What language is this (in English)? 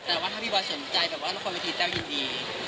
Thai